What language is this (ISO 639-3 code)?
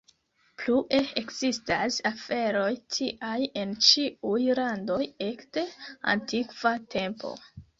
epo